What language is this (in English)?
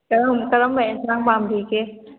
Manipuri